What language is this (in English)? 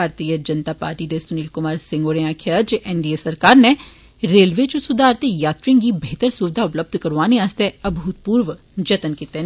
Dogri